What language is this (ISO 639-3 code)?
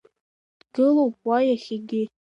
abk